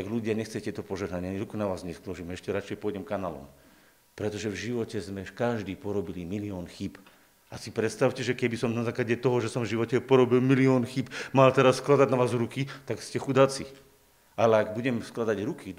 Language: Slovak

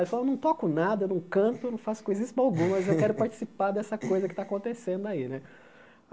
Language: Portuguese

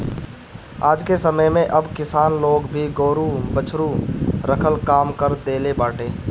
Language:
Bhojpuri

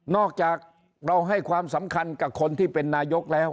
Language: Thai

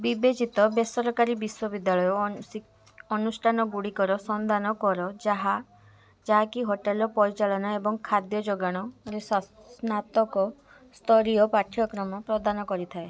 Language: Odia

